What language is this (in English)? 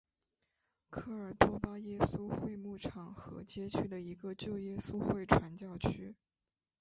Chinese